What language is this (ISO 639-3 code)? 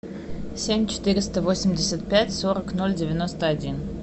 rus